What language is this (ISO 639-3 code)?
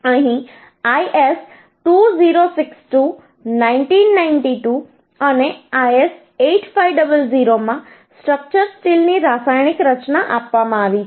guj